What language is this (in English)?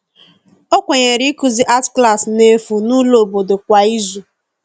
Igbo